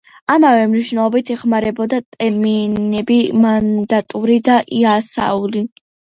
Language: Georgian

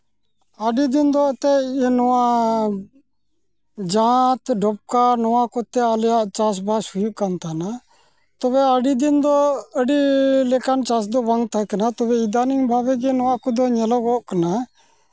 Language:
Santali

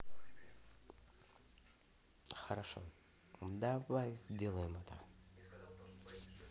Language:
Russian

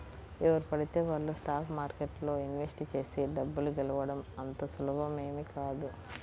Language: Telugu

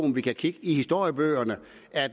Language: Danish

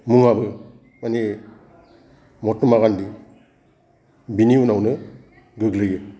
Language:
Bodo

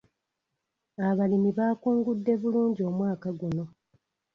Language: Ganda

